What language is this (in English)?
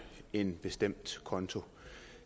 Danish